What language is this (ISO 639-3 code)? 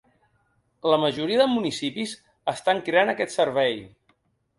cat